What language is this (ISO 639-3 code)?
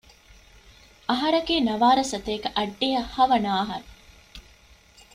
div